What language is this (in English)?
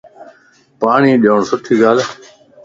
Lasi